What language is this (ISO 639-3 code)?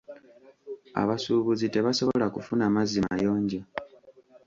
lug